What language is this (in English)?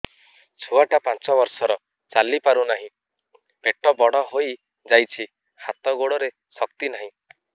Odia